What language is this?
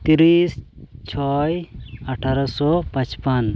Santali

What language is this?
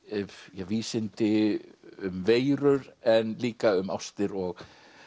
Icelandic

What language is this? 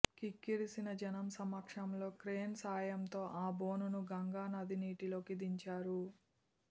Telugu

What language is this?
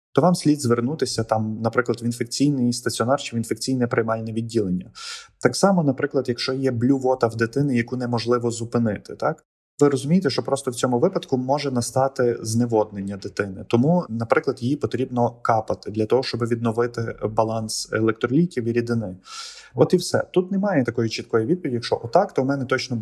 Ukrainian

